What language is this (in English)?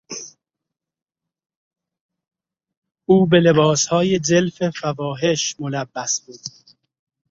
Persian